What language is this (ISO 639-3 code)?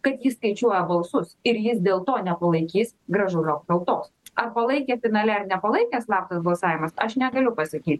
lit